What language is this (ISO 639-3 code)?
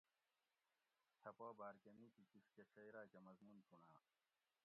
gwc